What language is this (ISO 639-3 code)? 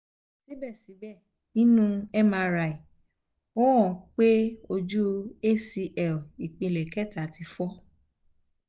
yor